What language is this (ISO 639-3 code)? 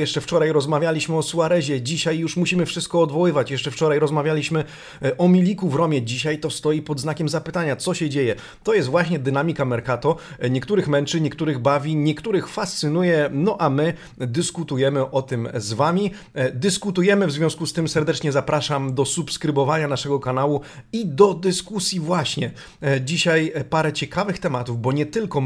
pol